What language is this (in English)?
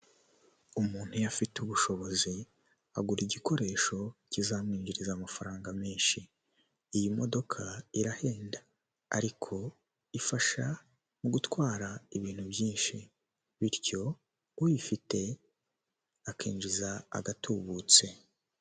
Kinyarwanda